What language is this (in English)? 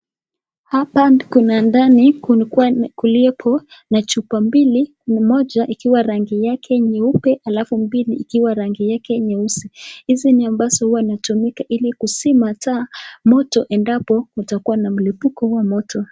Swahili